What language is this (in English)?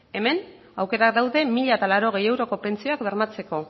Basque